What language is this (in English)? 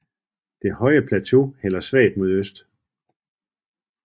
Danish